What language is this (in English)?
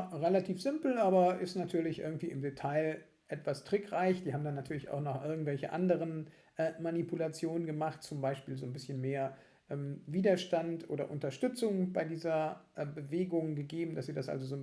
German